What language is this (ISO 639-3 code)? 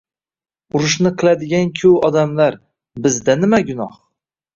uzb